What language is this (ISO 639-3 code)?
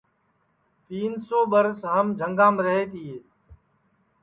ssi